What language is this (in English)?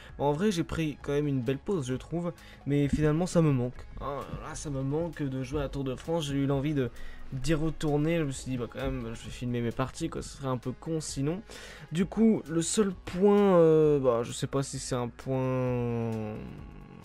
French